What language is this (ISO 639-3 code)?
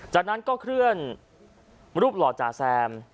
tha